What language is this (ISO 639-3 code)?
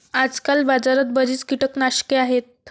mar